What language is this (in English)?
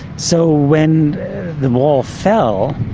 English